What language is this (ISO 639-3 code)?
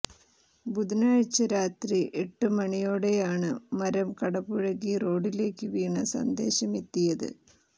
mal